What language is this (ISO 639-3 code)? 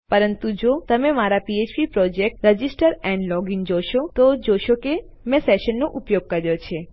guj